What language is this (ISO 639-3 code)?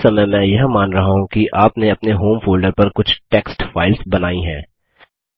hin